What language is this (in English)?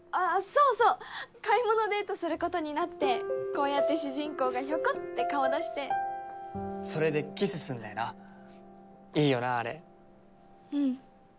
Japanese